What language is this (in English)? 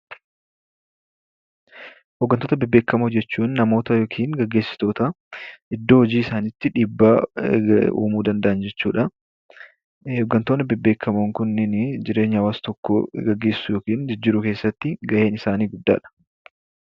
Oromo